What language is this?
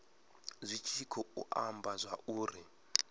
Venda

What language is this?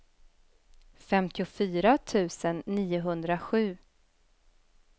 Swedish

